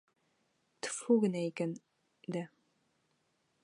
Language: Bashkir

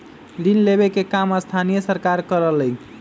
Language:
Magahi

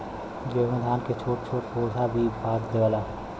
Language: Bhojpuri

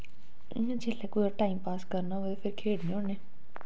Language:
Dogri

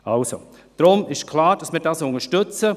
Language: Swiss German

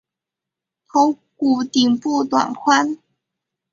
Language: Chinese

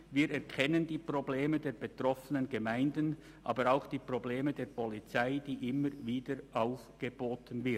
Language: Swiss German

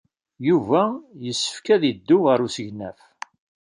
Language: Kabyle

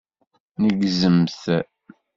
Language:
Kabyle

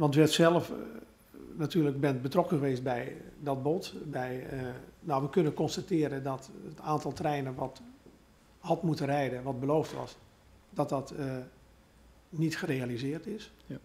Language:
Dutch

